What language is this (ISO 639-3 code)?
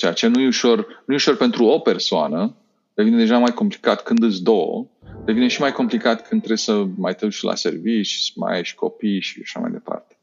ron